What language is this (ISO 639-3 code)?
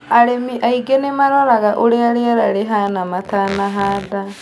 kik